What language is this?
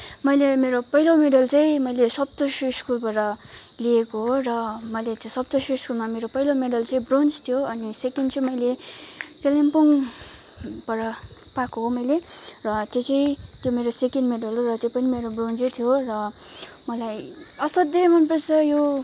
Nepali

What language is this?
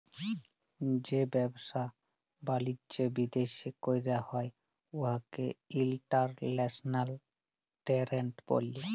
Bangla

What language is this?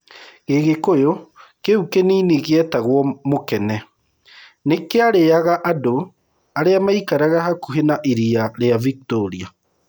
Kikuyu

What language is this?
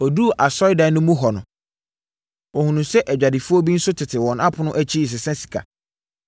Akan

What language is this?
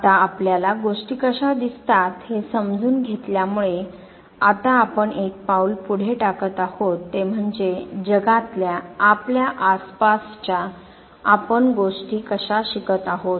Marathi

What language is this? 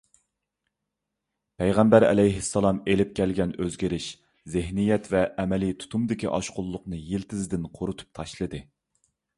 Uyghur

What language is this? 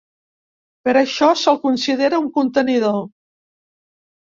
Catalan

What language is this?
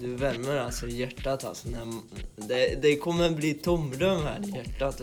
Swedish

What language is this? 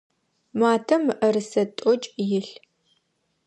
Adyghe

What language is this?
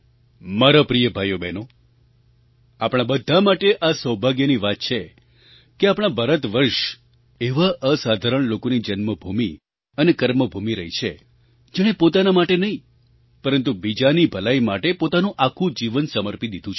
Gujarati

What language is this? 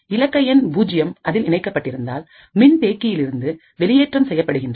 Tamil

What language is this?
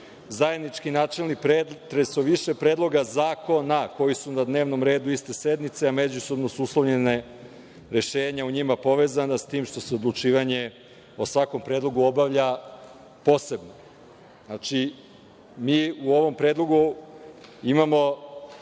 Serbian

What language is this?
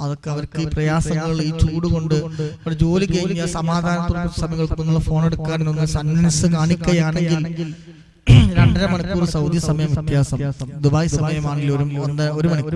English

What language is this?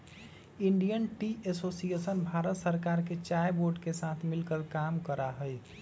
Magahi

